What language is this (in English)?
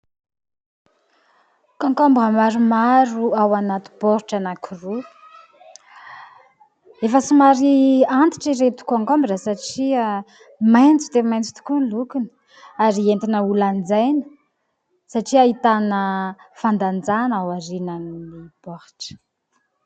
Malagasy